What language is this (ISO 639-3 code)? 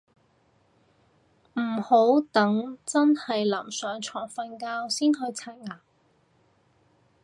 yue